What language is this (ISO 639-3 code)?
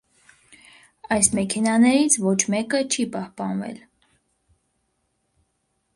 hye